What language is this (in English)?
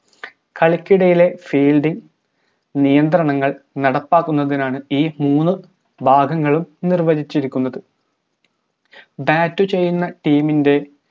Malayalam